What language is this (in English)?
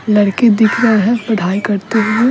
Hindi